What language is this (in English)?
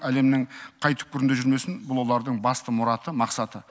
Kazakh